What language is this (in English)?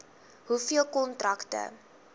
Afrikaans